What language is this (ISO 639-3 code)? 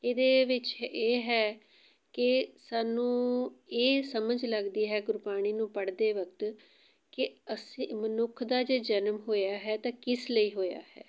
pan